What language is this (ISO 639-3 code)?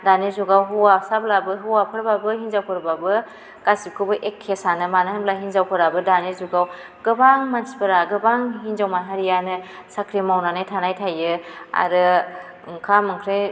brx